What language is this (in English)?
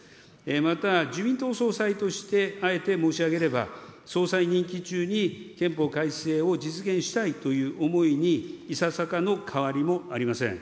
Japanese